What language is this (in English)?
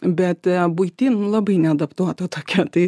Lithuanian